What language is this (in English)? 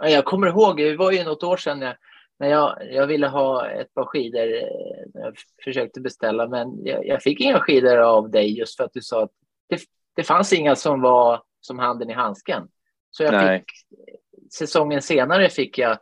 Swedish